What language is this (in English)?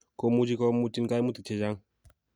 Kalenjin